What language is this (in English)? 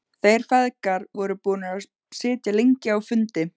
Icelandic